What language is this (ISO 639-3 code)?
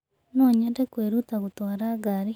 kik